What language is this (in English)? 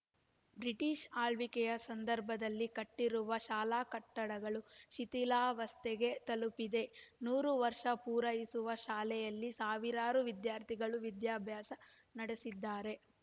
Kannada